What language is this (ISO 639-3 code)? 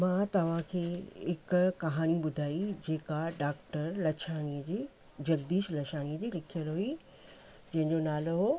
snd